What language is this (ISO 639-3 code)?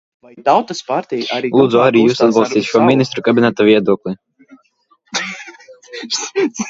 lav